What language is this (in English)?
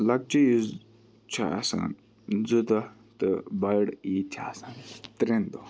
Kashmiri